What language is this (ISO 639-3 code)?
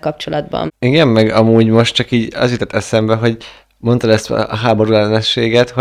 hun